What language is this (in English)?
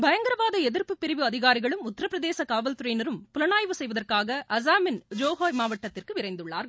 Tamil